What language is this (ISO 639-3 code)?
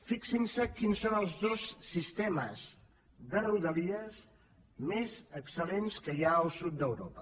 cat